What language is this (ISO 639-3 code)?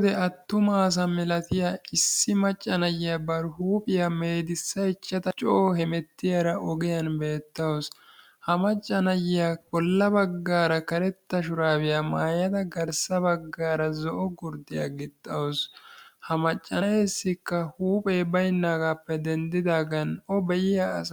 wal